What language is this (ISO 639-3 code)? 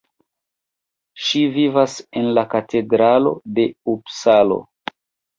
epo